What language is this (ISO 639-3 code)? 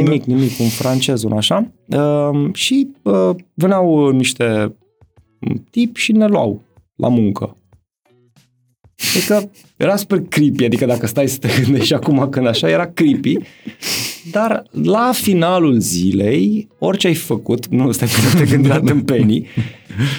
ron